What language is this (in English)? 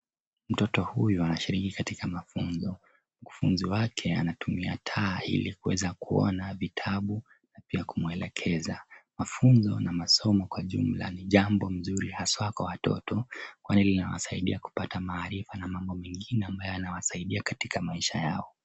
Swahili